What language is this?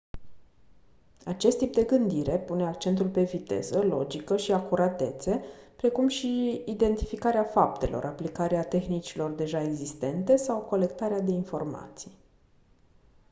Romanian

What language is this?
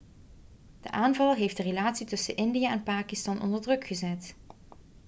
Dutch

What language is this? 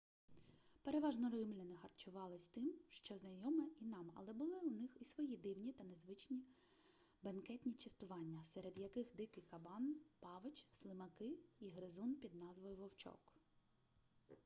Ukrainian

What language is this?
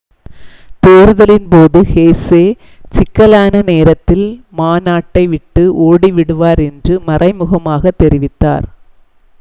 Tamil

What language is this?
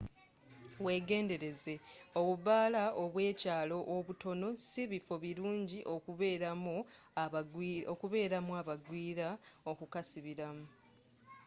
Ganda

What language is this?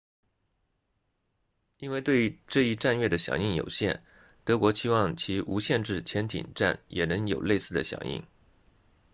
Chinese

